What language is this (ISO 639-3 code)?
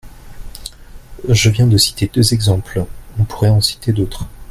fra